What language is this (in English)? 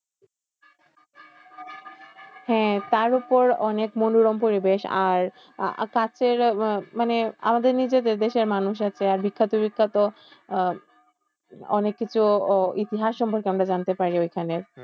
Bangla